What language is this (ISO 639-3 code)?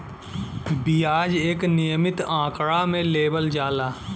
bho